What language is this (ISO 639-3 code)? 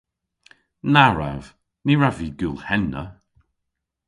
cor